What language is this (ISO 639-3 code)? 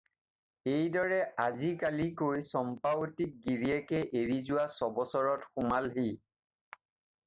asm